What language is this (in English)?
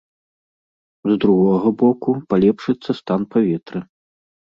Belarusian